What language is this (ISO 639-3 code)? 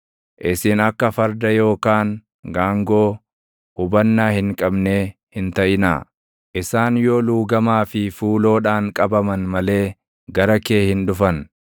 orm